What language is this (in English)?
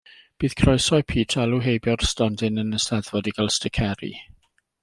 Welsh